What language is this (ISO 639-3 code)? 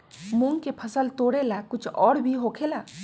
mag